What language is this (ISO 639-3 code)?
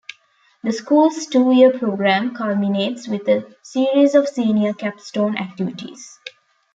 eng